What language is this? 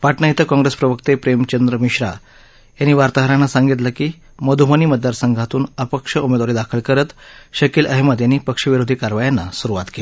Marathi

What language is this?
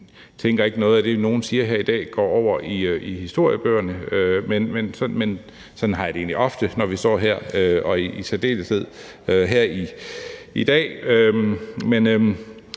Danish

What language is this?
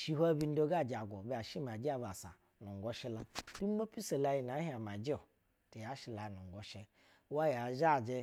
Basa (Nigeria)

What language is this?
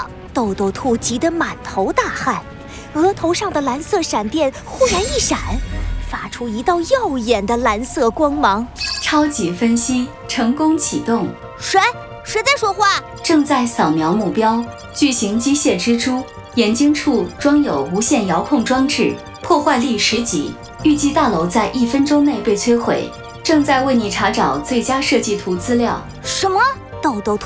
Chinese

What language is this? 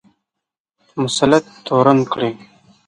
Pashto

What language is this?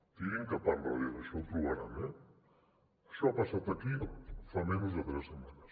Catalan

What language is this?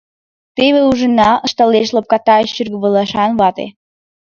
Mari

